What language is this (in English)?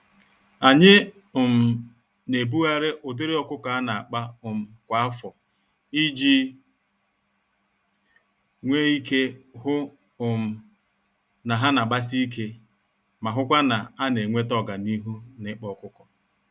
Igbo